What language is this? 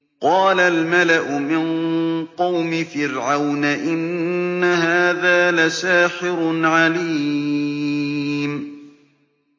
Arabic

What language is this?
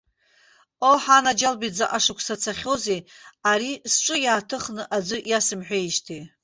Abkhazian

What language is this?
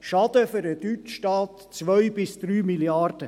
Swiss German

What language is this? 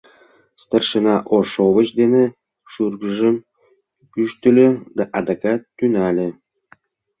Mari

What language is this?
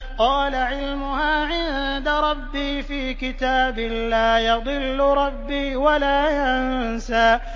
Arabic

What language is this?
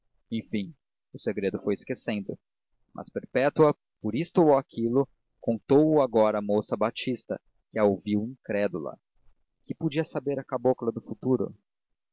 Portuguese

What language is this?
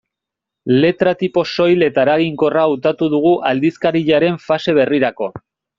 Basque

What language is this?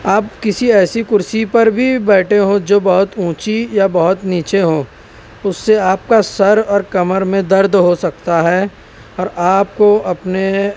Urdu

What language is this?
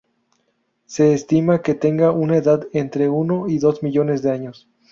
Spanish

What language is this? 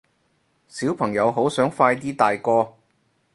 Cantonese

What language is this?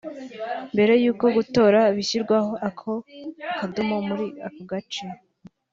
Kinyarwanda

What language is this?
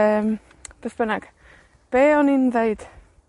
Welsh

